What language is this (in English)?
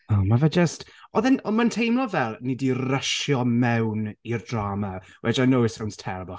Welsh